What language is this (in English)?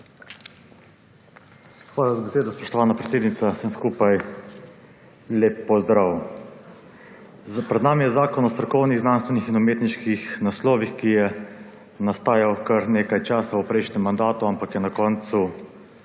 Slovenian